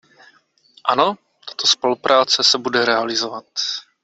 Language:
Czech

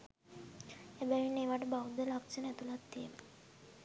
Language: Sinhala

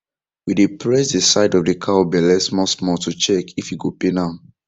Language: Nigerian Pidgin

